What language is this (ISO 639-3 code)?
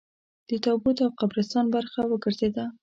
pus